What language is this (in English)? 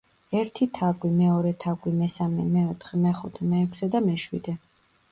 Georgian